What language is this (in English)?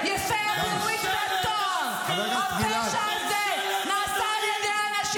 Hebrew